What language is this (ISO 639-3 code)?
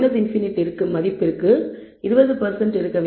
tam